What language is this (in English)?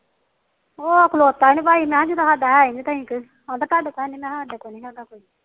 Punjabi